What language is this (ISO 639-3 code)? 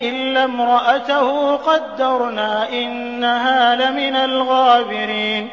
ara